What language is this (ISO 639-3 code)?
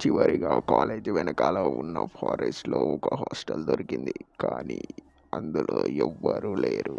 tel